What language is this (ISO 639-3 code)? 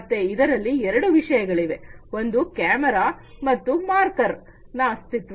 kan